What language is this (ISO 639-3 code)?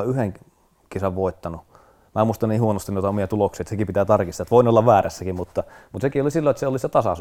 fin